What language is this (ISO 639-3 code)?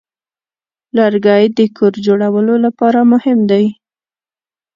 pus